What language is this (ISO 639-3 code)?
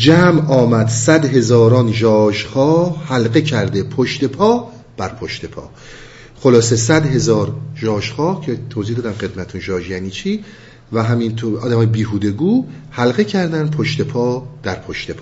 fas